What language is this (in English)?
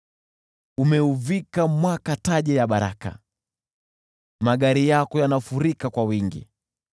Swahili